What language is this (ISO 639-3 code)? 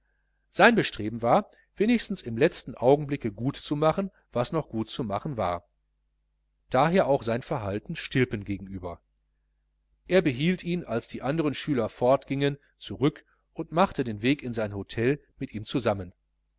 deu